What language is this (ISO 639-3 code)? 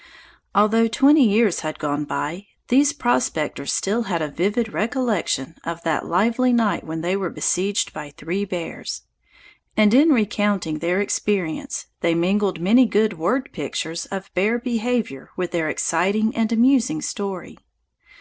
eng